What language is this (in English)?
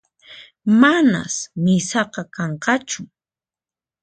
Puno Quechua